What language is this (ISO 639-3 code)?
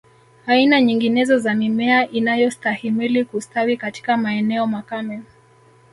swa